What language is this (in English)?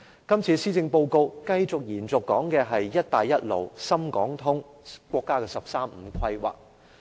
Cantonese